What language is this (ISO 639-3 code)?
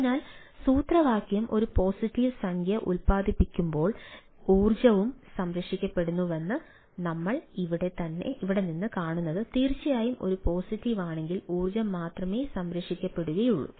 mal